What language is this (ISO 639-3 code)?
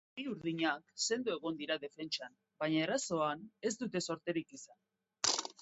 eus